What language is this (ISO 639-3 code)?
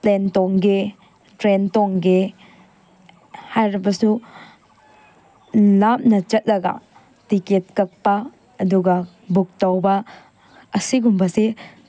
mni